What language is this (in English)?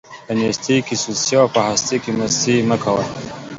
Pashto